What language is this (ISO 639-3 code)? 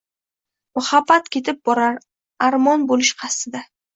uzb